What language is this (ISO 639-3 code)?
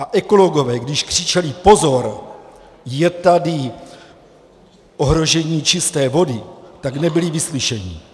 ces